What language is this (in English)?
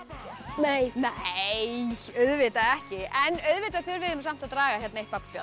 Icelandic